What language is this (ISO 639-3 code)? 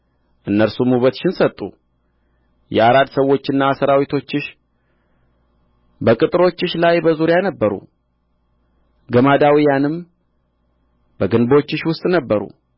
amh